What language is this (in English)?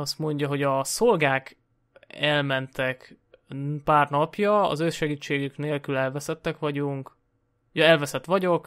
Hungarian